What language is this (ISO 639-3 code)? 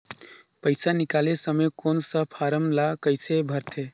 hne